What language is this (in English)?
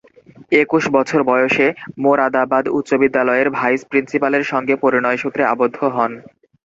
Bangla